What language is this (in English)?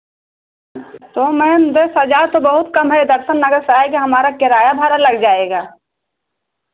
Hindi